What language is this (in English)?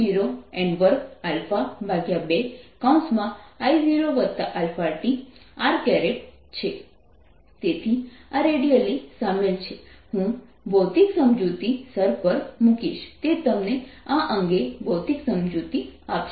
Gujarati